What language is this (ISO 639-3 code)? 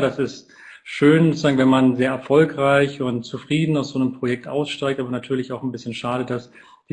deu